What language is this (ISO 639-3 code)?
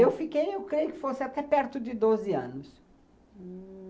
por